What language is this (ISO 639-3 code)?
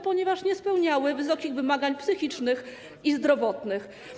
pol